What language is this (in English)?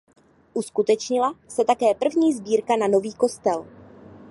Czech